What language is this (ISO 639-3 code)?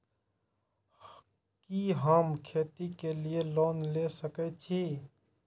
mai